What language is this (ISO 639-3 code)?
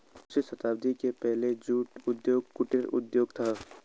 hin